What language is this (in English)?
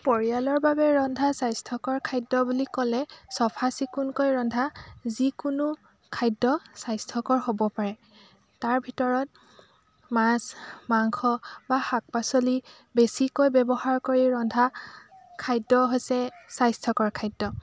Assamese